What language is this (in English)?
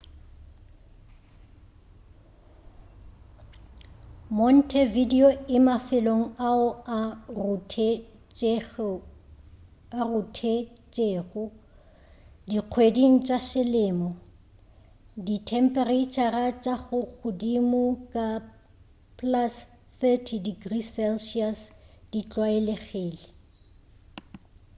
Northern Sotho